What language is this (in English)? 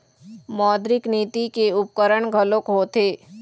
Chhattisgarhi